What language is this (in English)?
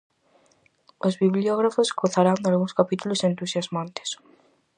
Galician